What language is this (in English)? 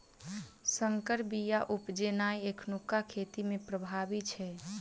Maithili